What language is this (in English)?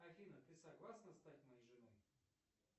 Russian